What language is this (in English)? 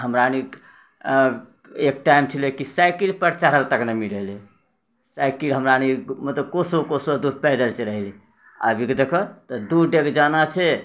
Maithili